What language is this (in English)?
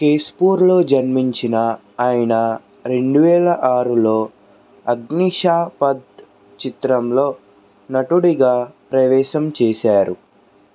Telugu